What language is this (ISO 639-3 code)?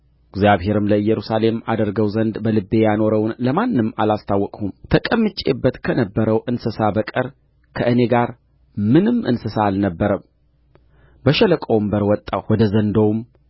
amh